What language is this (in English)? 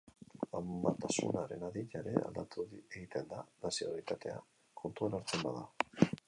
Basque